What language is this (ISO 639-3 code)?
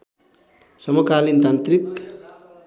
nep